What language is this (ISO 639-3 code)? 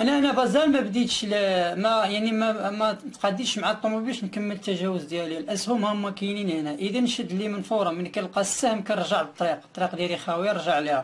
ara